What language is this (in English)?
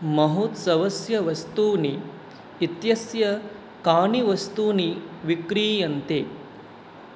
Sanskrit